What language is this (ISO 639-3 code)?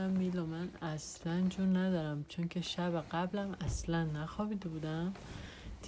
fas